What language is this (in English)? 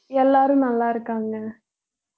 Tamil